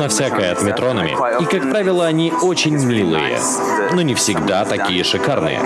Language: Russian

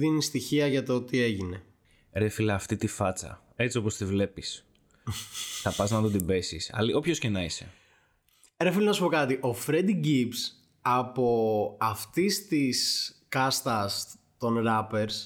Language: Greek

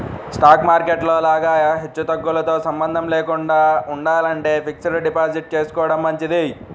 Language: Telugu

